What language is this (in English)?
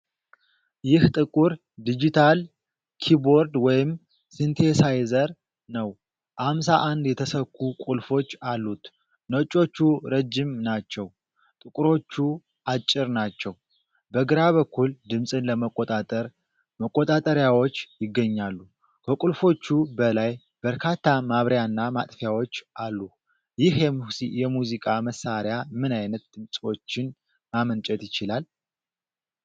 Amharic